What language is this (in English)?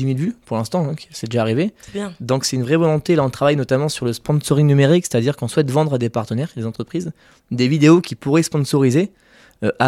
French